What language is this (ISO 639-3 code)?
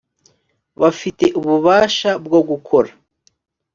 kin